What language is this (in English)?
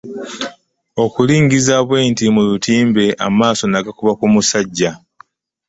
Ganda